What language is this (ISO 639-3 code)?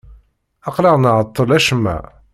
kab